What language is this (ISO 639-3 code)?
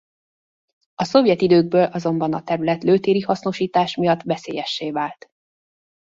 hun